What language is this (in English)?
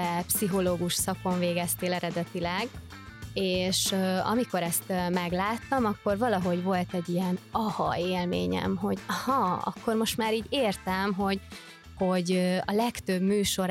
Hungarian